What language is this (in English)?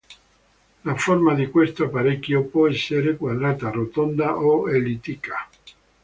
Italian